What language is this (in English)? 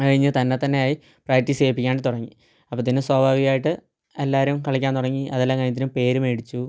Malayalam